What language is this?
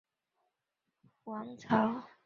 Chinese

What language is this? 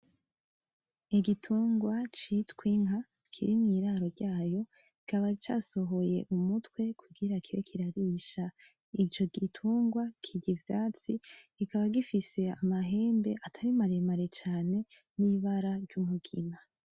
Rundi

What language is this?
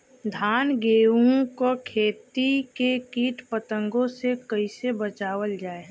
Bhojpuri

